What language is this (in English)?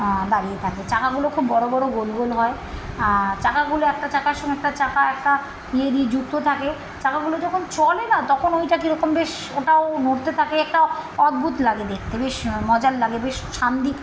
Bangla